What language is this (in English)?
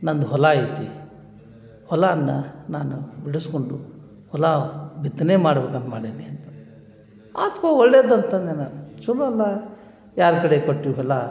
Kannada